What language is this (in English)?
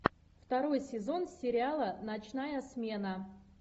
Russian